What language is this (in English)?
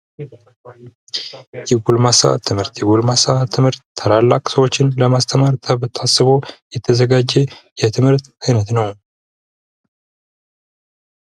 Amharic